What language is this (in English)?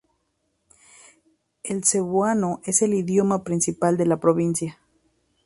Spanish